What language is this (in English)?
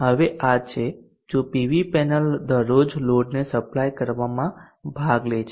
Gujarati